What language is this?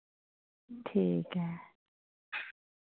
Dogri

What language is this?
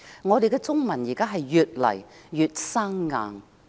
Cantonese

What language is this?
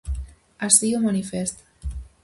Galician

